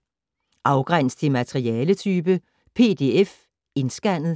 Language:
Danish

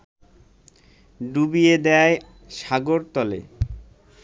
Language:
Bangla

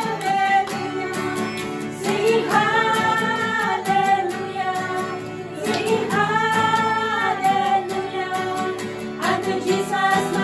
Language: English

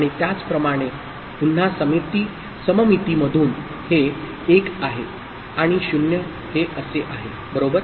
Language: Marathi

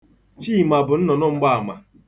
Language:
Igbo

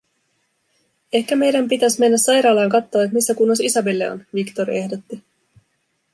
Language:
Finnish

